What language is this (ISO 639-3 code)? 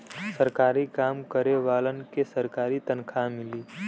bho